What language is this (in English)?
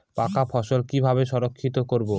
Bangla